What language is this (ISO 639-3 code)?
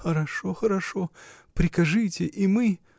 rus